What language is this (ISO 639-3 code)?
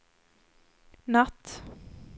swe